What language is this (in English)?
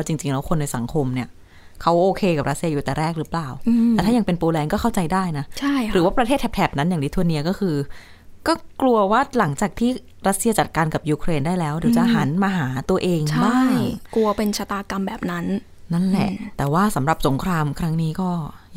Thai